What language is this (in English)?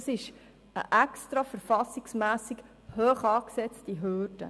Swiss German